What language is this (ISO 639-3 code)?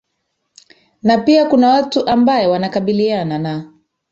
swa